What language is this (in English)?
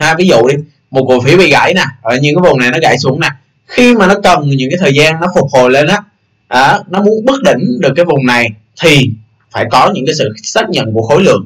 Vietnamese